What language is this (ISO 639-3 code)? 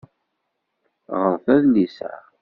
kab